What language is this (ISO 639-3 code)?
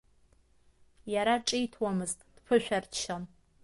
abk